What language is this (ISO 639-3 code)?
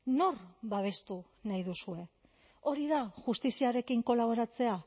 eus